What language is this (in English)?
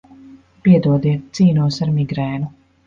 Latvian